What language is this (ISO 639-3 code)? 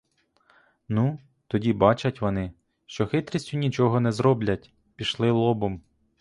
ukr